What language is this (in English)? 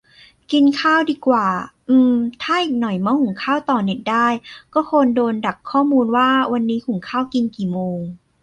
Thai